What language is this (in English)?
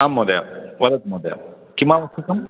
Sanskrit